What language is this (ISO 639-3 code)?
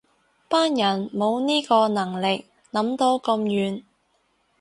yue